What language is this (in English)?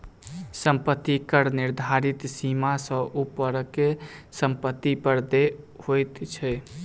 Maithili